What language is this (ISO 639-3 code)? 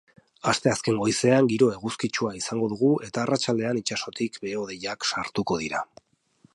eus